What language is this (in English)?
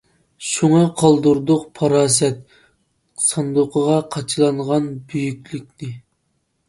Uyghur